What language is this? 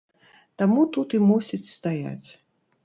Belarusian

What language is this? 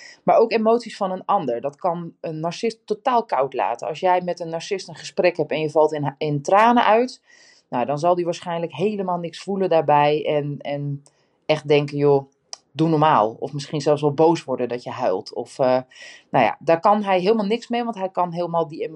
Dutch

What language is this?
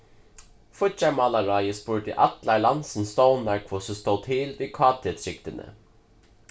Faroese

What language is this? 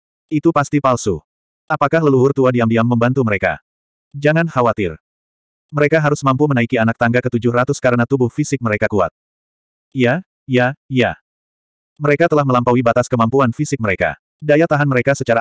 Indonesian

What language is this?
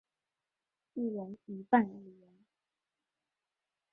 Chinese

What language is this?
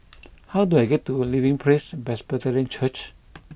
English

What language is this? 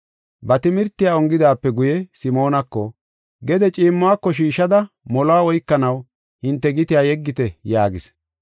Gofa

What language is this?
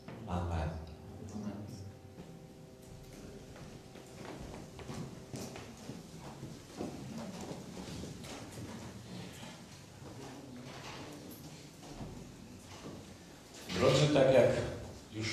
Polish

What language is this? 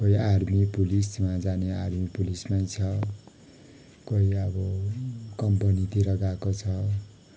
Nepali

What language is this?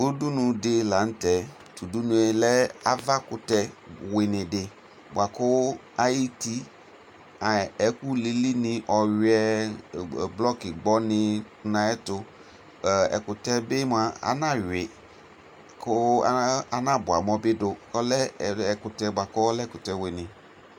Ikposo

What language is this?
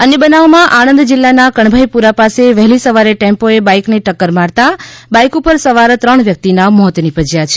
Gujarati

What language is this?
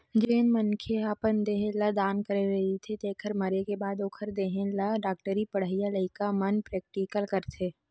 Chhattisgarhi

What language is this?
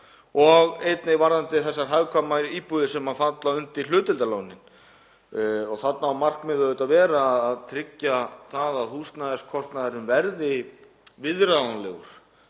Icelandic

